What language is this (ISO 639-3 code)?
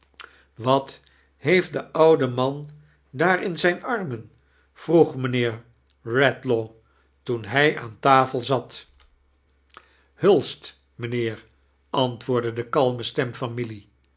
nld